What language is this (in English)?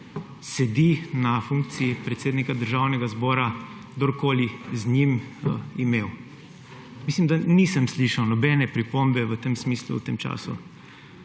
Slovenian